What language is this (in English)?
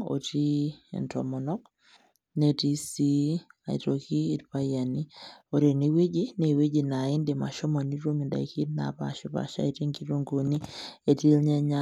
Masai